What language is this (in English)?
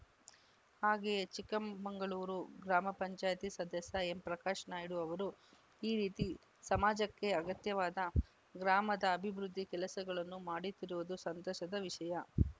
Kannada